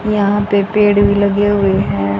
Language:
Hindi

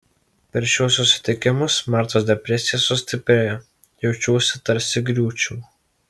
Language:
Lithuanian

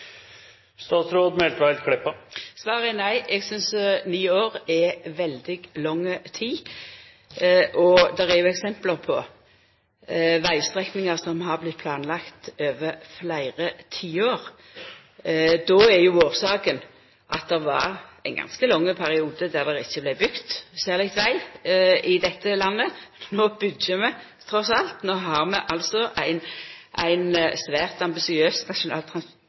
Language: Norwegian Nynorsk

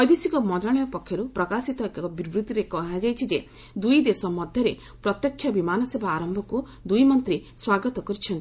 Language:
Odia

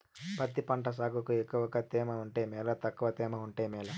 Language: Telugu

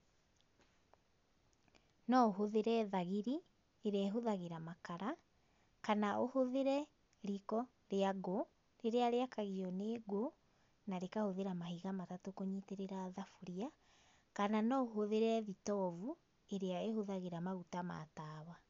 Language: Kikuyu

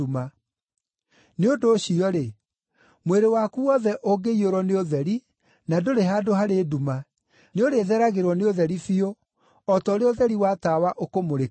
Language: Kikuyu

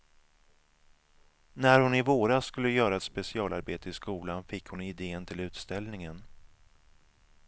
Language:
Swedish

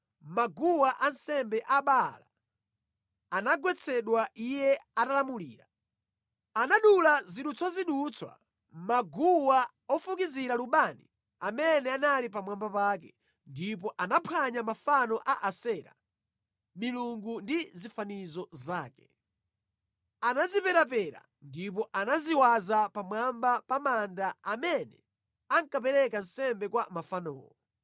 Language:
Nyanja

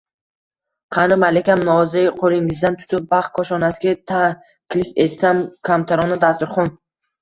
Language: Uzbek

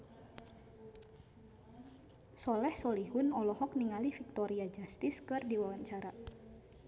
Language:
Sundanese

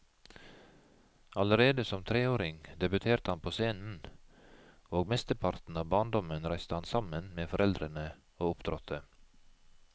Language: Norwegian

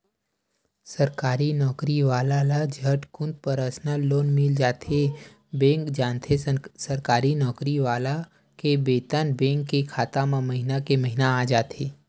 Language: Chhattisgarhi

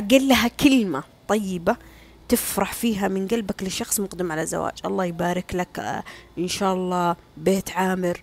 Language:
Arabic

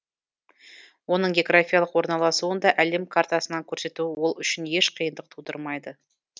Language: Kazakh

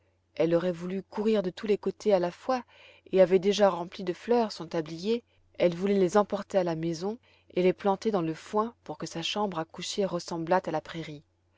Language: French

